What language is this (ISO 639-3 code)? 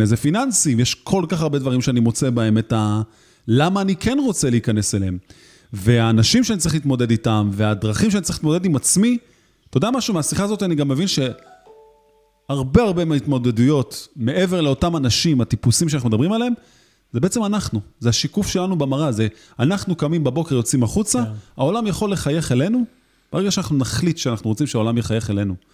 heb